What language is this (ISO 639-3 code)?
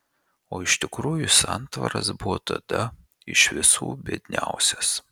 lit